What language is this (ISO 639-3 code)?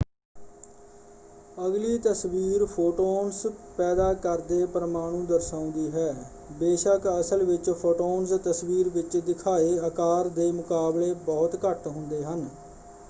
pan